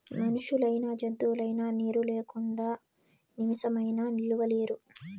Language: Telugu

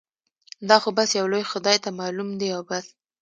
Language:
Pashto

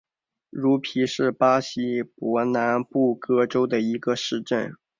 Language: Chinese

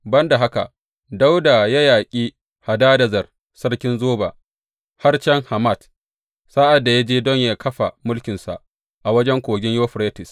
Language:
Hausa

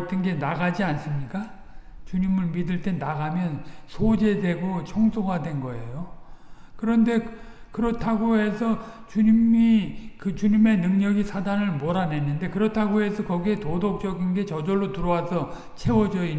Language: Korean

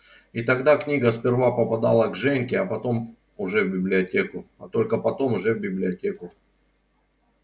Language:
Russian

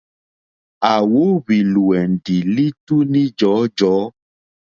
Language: Mokpwe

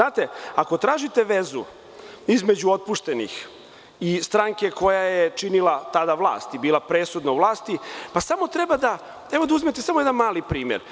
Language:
Serbian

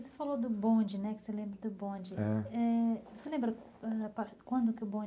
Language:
Portuguese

